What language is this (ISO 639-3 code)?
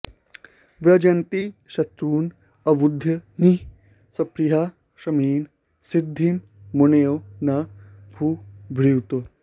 san